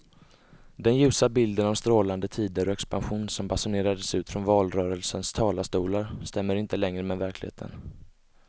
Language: Swedish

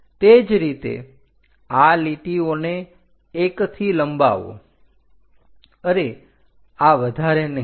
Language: Gujarati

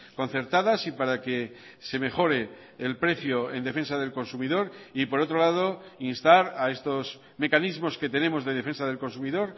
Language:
Spanish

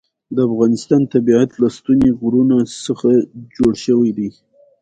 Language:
Pashto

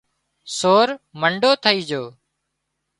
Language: Wadiyara Koli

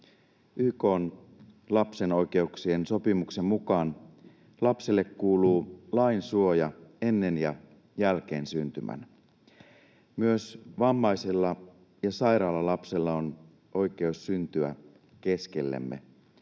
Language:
Finnish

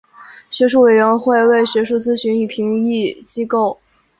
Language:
Chinese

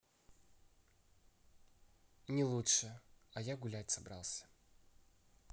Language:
Russian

